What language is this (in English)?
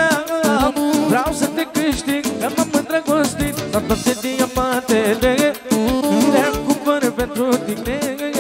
Romanian